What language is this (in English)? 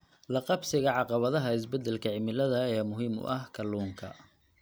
Somali